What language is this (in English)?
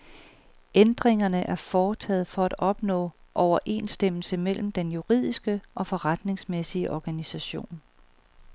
Danish